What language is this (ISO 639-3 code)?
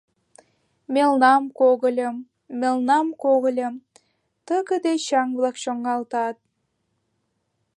chm